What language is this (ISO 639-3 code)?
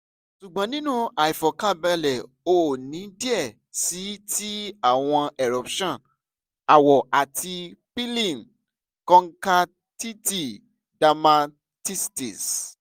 yor